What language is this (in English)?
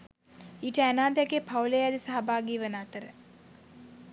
Sinhala